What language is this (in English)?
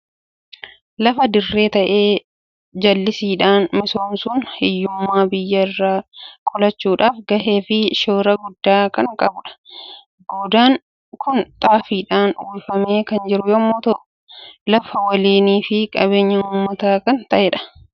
Oromo